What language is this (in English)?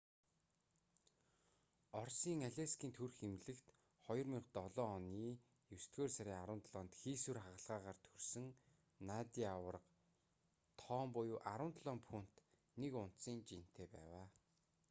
Mongolian